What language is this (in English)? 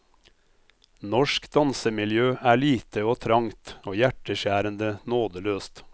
Norwegian